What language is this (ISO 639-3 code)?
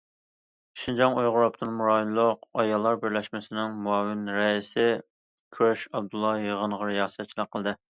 uig